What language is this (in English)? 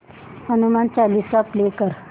Marathi